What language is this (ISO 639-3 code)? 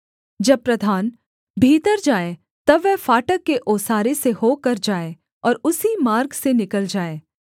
hin